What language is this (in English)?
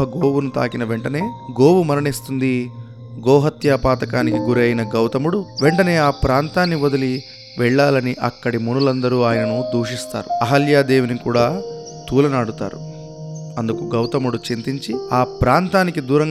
Telugu